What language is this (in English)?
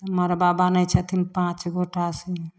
Maithili